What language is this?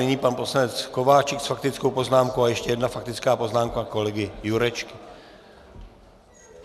Czech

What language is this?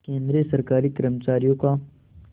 Hindi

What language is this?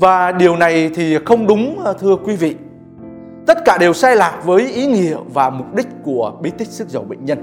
Vietnamese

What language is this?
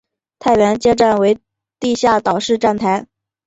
Chinese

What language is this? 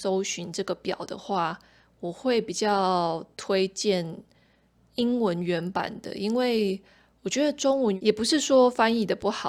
Chinese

